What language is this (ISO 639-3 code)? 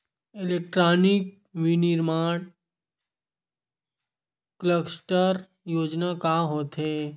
hne